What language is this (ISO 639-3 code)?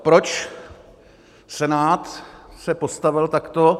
ces